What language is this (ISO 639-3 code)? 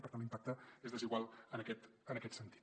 cat